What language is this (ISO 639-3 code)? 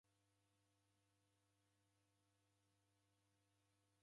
dav